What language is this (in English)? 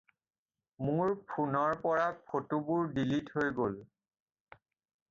Assamese